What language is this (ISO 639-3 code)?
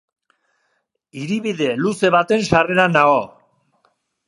eus